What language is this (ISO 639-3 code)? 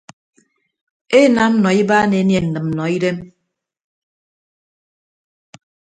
ibb